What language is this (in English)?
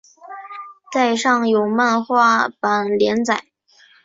Chinese